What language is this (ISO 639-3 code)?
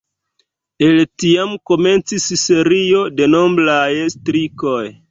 epo